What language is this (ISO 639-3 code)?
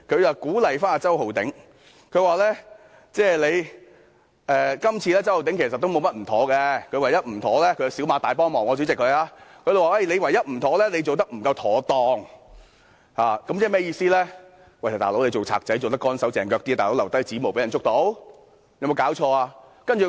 yue